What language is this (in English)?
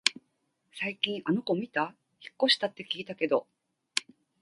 Japanese